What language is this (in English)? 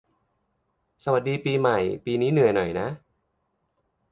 Thai